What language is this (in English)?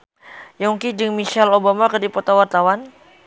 Sundanese